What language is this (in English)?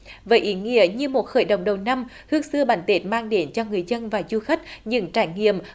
Vietnamese